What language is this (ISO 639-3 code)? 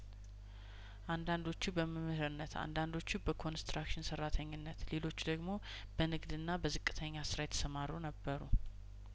amh